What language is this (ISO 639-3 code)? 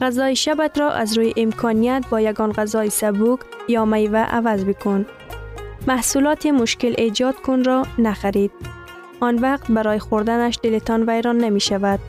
fas